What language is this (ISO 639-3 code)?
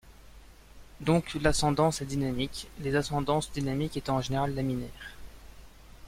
fra